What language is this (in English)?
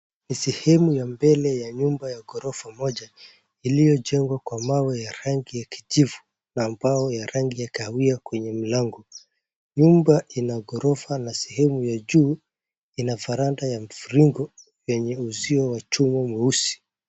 Swahili